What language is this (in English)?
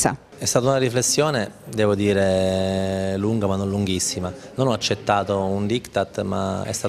Italian